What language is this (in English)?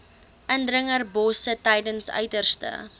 Afrikaans